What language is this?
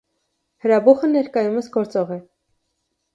Armenian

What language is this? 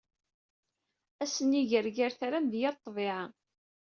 Kabyle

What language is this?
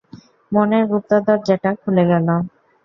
Bangla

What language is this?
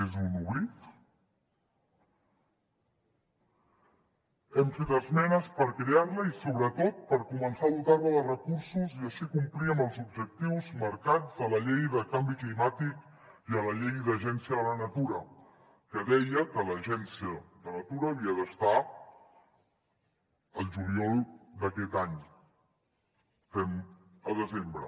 Catalan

